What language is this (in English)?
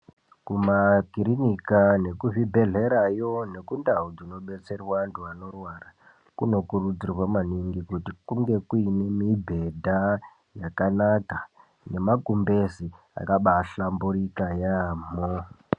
Ndau